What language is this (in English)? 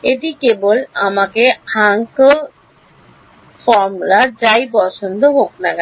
Bangla